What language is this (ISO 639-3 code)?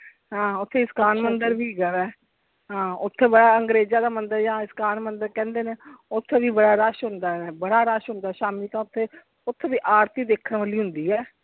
pan